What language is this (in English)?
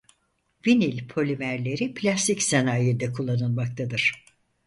Turkish